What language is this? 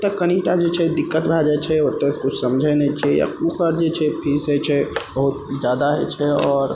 Maithili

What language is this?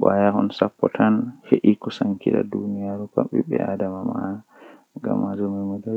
Western Niger Fulfulde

